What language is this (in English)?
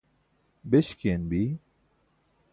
Burushaski